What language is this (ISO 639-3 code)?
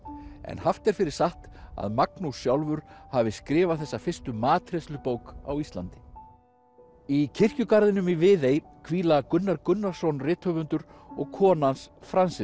isl